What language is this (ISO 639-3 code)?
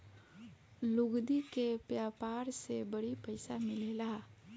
bho